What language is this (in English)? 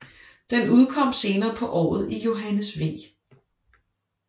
Danish